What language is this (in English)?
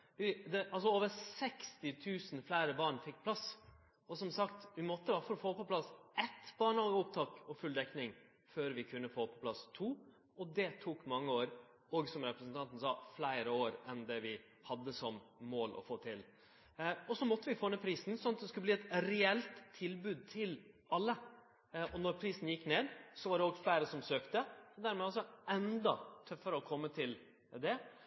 Norwegian Nynorsk